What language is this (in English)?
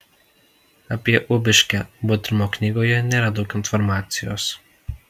Lithuanian